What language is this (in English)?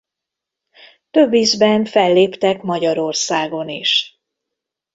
Hungarian